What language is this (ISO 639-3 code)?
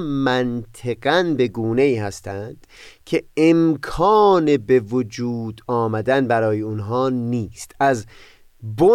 fas